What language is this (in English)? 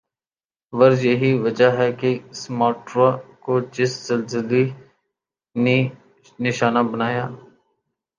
Urdu